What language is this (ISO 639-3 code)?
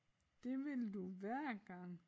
dan